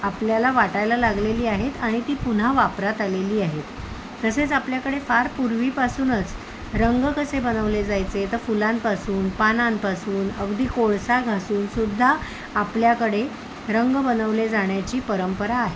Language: Marathi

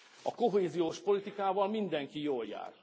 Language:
Hungarian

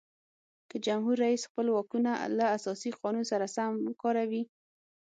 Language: Pashto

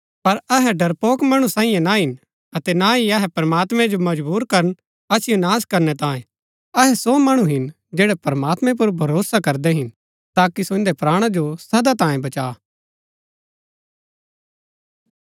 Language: Gaddi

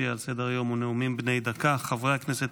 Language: Hebrew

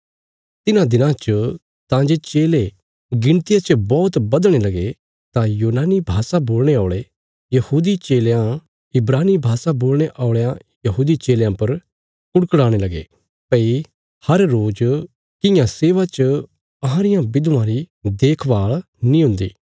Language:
Bilaspuri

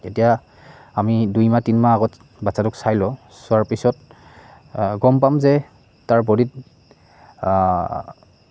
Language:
Assamese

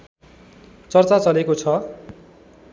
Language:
Nepali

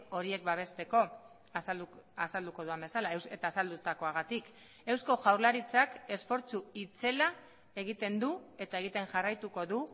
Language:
Basque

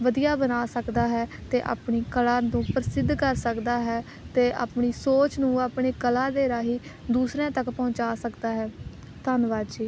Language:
Punjabi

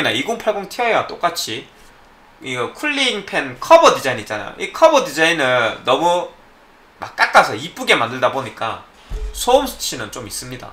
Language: Korean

